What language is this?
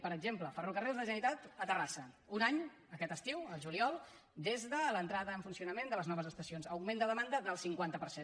Catalan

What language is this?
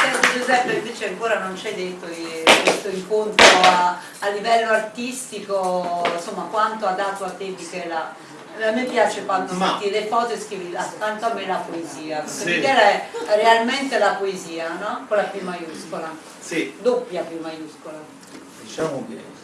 Italian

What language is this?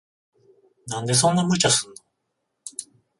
Japanese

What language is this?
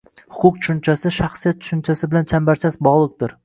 Uzbek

